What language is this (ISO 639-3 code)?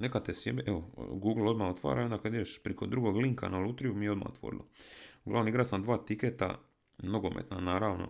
hrv